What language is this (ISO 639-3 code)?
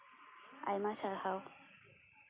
sat